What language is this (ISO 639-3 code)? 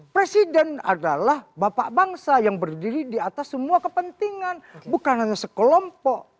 ind